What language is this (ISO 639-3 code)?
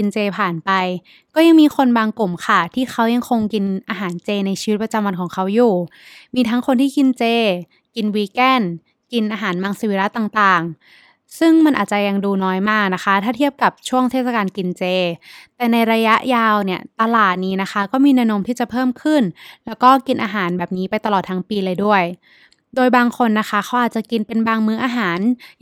tha